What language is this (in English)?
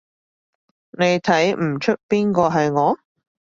Cantonese